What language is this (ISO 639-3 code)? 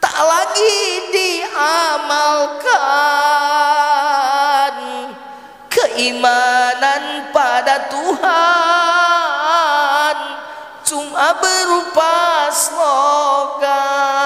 ind